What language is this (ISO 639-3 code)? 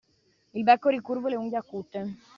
ita